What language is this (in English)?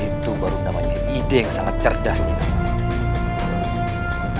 Indonesian